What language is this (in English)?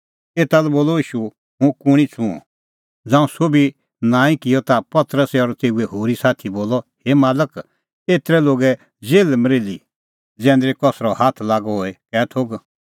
Kullu Pahari